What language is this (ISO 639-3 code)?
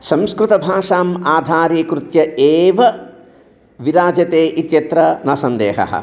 san